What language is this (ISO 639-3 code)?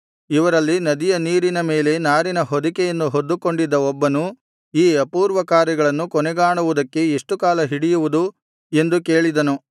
kan